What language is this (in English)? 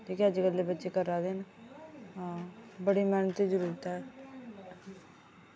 Dogri